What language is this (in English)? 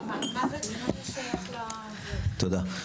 Hebrew